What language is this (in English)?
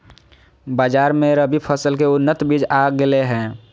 Magahi